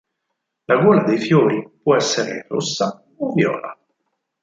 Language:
Italian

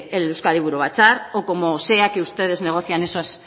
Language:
Spanish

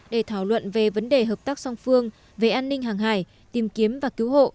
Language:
Vietnamese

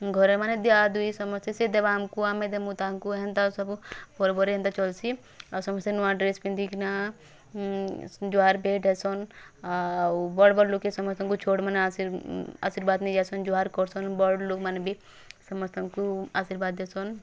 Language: Odia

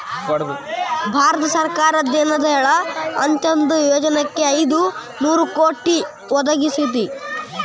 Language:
Kannada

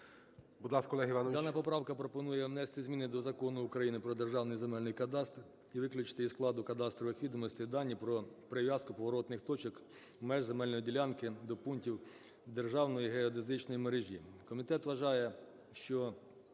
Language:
Ukrainian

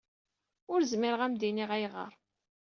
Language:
Kabyle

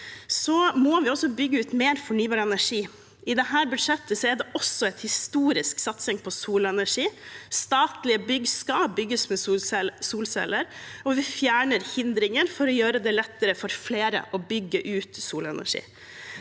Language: Norwegian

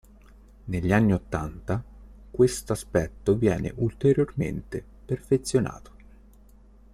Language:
Italian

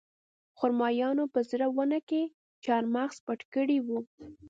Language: Pashto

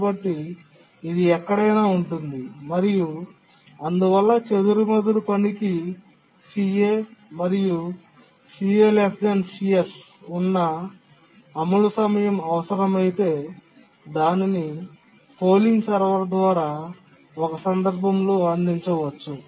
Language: Telugu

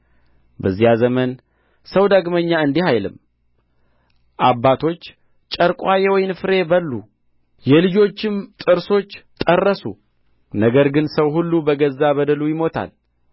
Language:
Amharic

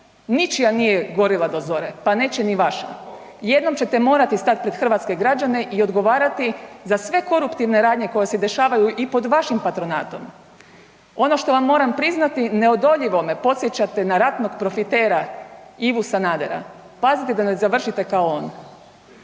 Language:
Croatian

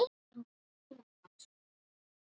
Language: Icelandic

